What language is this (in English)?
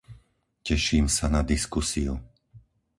Slovak